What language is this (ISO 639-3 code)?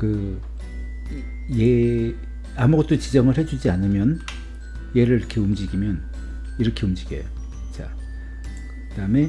kor